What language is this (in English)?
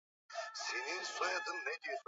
Swahili